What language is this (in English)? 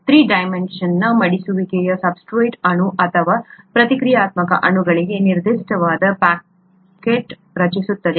Kannada